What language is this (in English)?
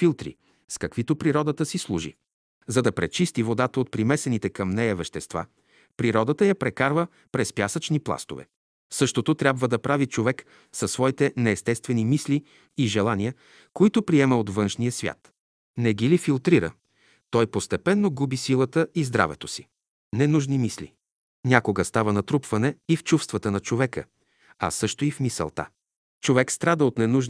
Bulgarian